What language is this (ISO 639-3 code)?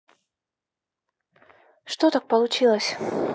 rus